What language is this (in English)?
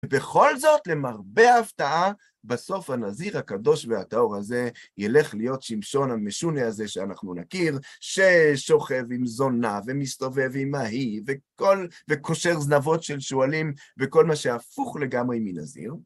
Hebrew